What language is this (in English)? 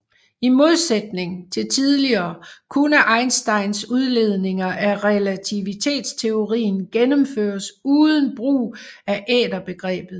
Danish